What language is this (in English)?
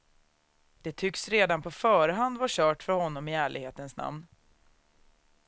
Swedish